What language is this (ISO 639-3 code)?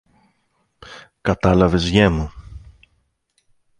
ell